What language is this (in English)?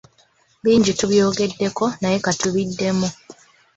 Ganda